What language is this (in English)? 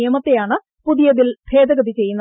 Malayalam